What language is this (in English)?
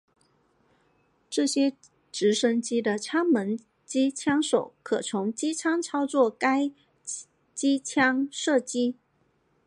Chinese